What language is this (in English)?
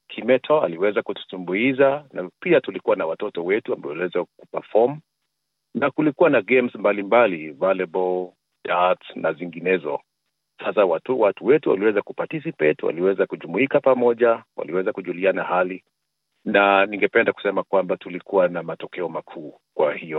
Swahili